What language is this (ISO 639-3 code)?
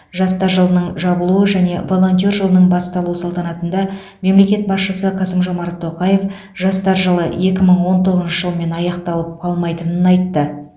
kaz